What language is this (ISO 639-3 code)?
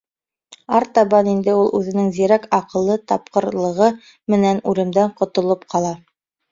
bak